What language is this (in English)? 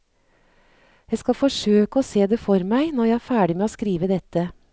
Norwegian